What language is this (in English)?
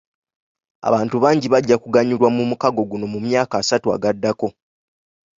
Ganda